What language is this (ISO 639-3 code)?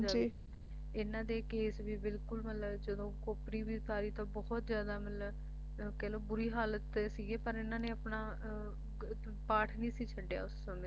pan